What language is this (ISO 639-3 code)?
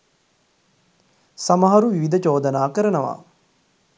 sin